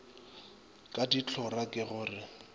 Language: Northern Sotho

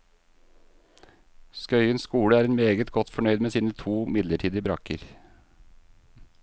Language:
Norwegian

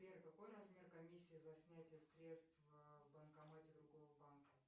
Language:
Russian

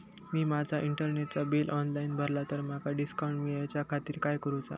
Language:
Marathi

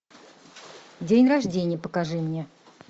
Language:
Russian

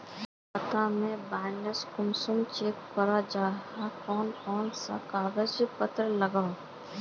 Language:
Magahi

